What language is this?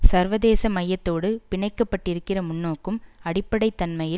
Tamil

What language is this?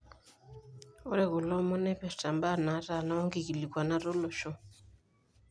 Masai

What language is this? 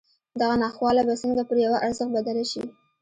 Pashto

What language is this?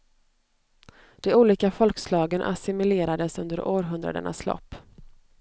Swedish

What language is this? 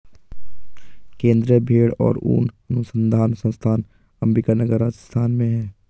Hindi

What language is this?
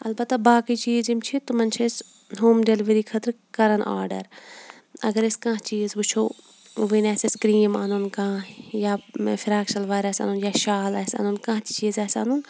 Kashmiri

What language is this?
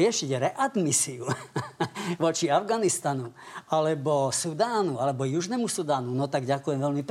Slovak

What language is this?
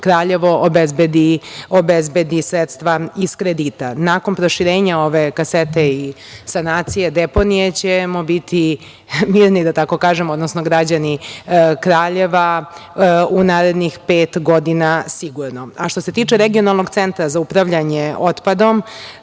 Serbian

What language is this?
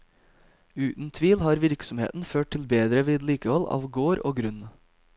Norwegian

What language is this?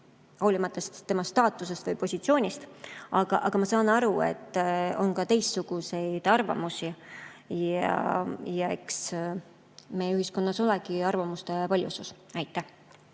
Estonian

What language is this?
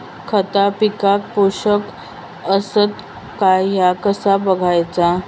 Marathi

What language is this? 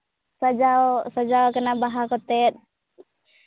Santali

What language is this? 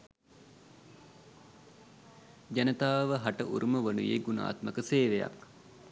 Sinhala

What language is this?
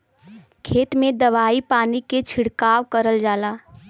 Bhojpuri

